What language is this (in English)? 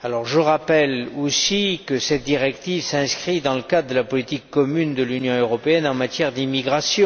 French